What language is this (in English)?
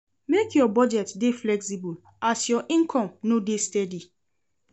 Nigerian Pidgin